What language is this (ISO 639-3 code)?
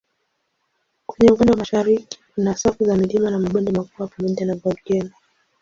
swa